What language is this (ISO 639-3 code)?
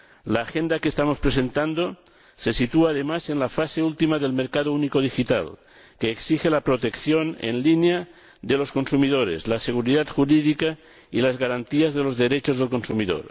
spa